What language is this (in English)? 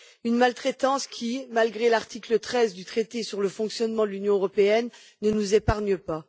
French